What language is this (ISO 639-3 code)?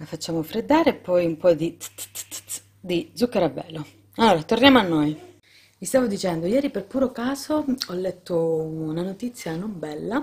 ita